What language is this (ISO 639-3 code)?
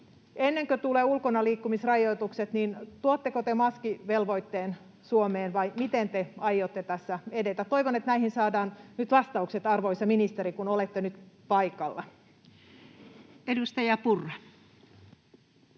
fin